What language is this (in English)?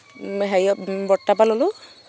Assamese